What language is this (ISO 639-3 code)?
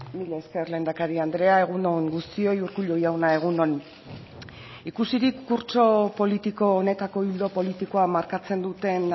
eus